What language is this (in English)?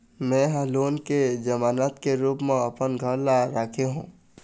Chhattisgarhi